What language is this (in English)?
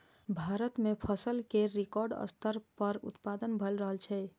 Maithili